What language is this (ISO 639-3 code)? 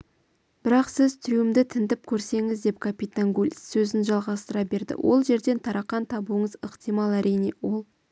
kaz